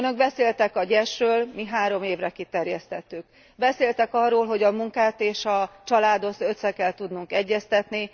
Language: Hungarian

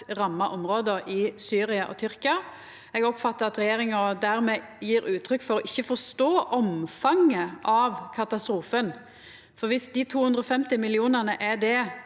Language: Norwegian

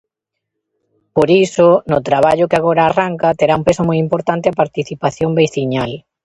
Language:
Galician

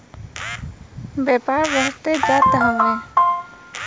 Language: Bhojpuri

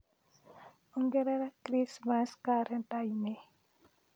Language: Kikuyu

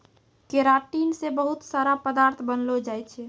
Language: Maithili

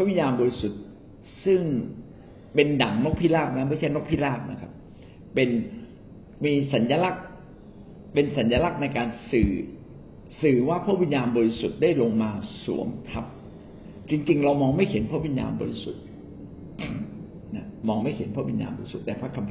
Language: Thai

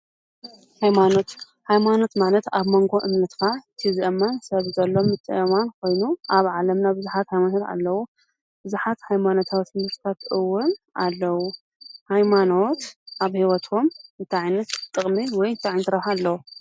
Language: Tigrinya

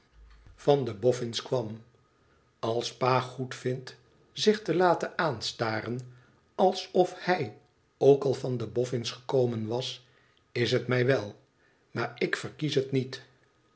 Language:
Dutch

